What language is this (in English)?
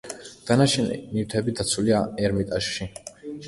Georgian